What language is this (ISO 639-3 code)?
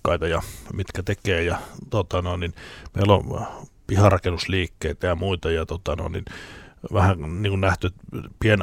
fin